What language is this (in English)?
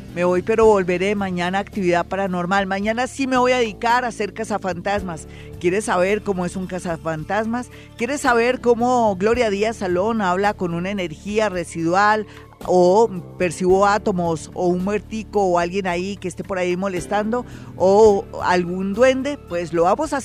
Spanish